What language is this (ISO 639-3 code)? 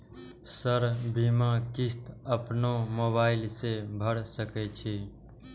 mai